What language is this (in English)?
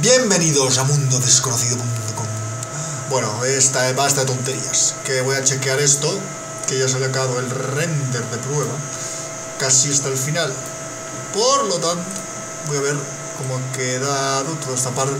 Spanish